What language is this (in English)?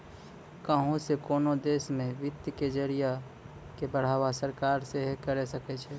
Maithili